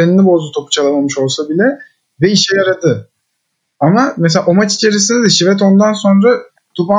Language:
Turkish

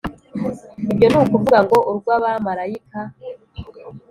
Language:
Kinyarwanda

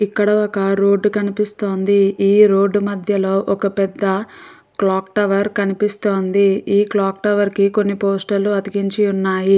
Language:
Telugu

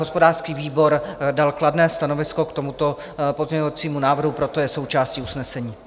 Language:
Czech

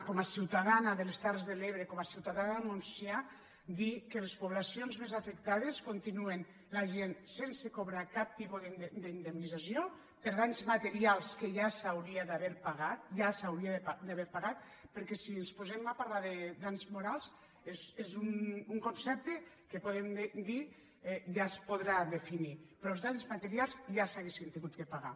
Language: Catalan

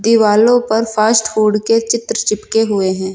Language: Hindi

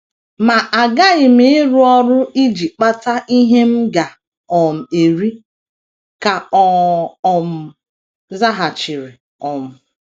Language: Igbo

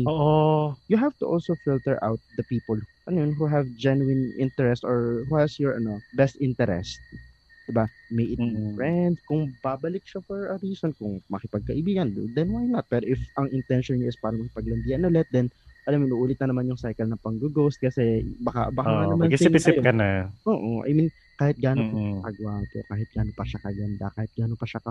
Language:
Filipino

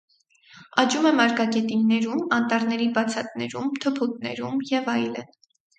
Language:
Armenian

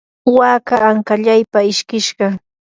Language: Yanahuanca Pasco Quechua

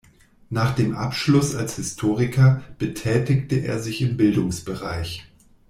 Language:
German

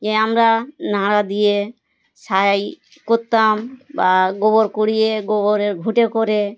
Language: Bangla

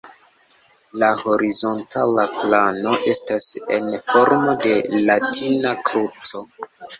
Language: Esperanto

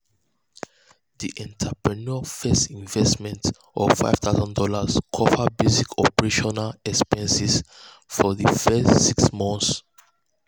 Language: Nigerian Pidgin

